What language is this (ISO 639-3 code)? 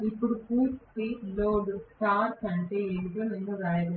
tel